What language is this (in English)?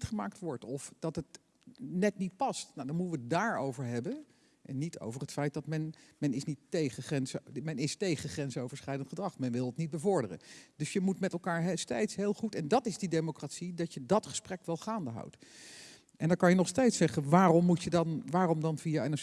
Dutch